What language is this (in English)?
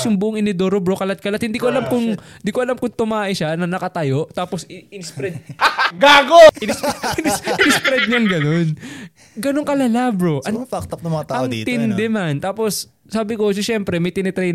Filipino